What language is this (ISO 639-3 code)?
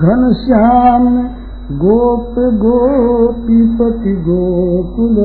hin